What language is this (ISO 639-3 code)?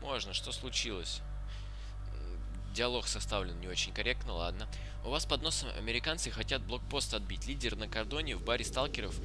rus